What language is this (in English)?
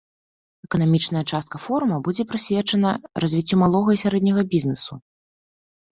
Belarusian